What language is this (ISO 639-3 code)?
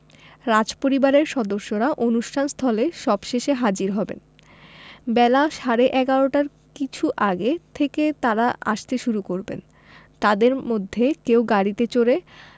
ben